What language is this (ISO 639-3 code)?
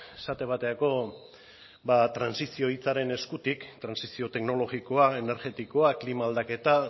eus